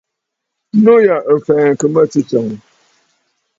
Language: Bafut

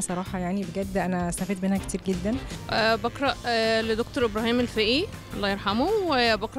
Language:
Arabic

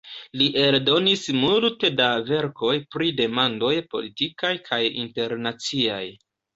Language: Esperanto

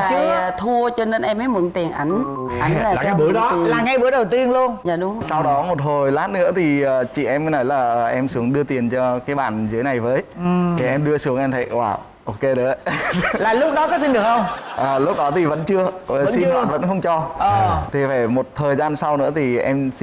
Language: Vietnamese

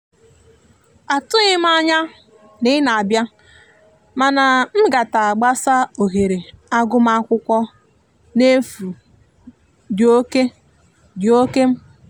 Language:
Igbo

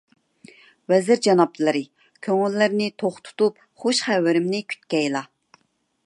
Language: Uyghur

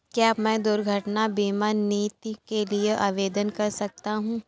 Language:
Hindi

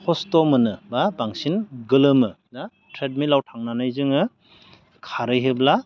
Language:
Bodo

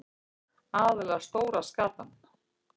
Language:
Icelandic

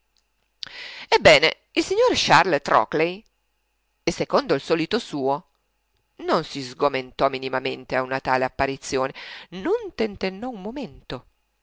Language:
Italian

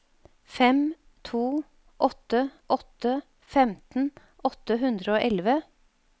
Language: Norwegian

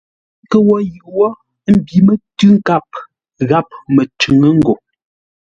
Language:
Ngombale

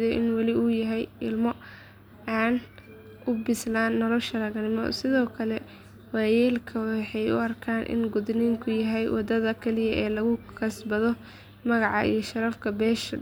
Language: Somali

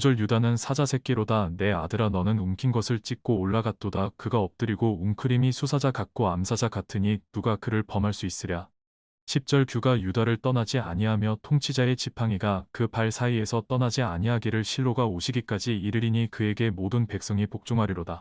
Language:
Korean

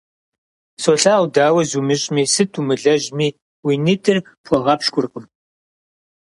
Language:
Kabardian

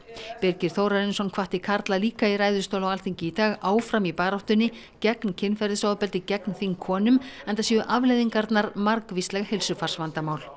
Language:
Icelandic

